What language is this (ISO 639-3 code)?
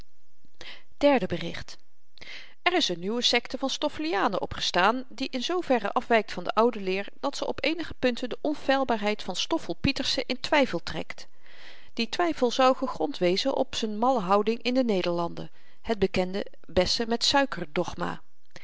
nld